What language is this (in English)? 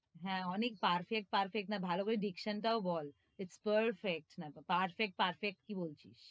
Bangla